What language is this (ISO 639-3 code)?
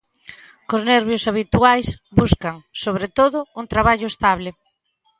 glg